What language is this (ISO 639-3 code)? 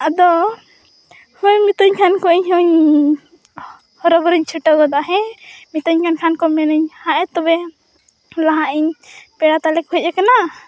sat